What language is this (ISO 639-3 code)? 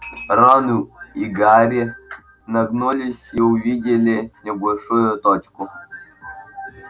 rus